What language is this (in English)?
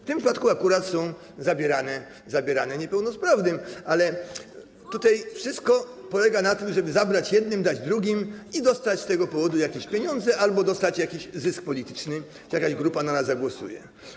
Polish